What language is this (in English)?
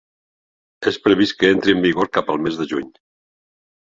Catalan